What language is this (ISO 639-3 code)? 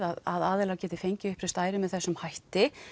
isl